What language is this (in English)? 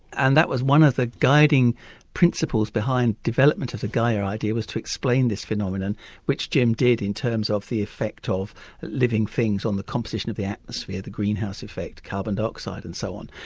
English